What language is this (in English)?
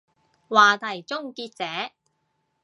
Cantonese